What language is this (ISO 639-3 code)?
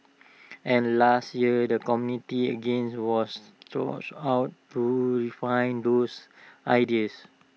eng